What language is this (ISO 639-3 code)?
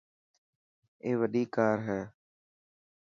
mki